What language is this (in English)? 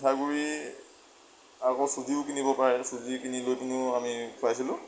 Assamese